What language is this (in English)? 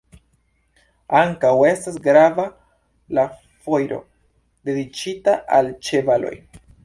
Esperanto